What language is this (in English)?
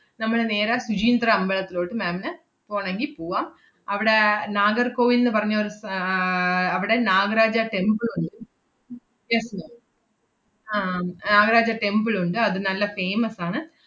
Malayalam